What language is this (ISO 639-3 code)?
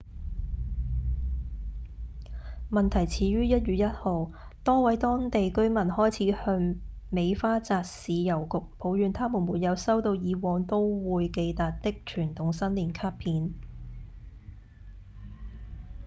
yue